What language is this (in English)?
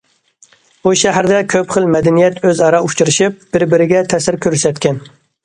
Uyghur